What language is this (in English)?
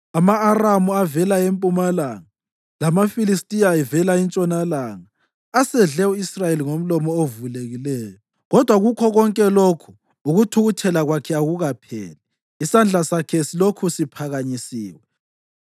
North Ndebele